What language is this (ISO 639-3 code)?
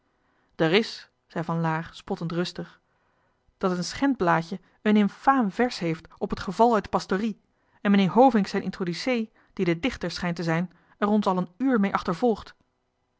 nld